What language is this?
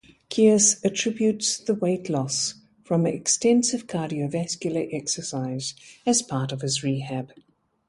English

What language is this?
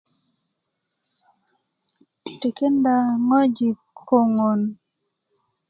Kuku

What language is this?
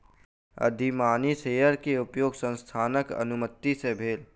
Maithili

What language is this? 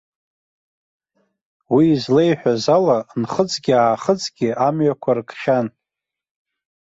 Abkhazian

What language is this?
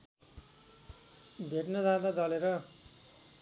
Nepali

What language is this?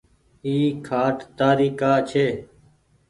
Goaria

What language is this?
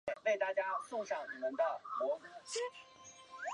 Chinese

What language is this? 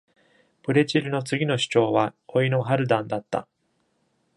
Japanese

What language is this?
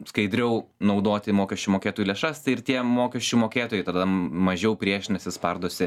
Lithuanian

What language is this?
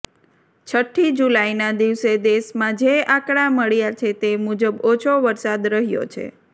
Gujarati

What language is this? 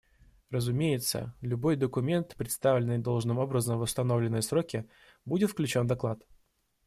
Russian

